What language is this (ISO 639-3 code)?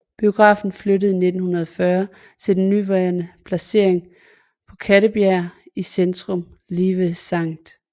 dan